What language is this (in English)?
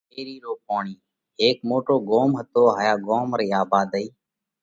Parkari Koli